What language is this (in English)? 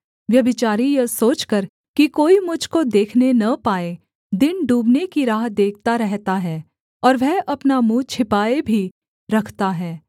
Hindi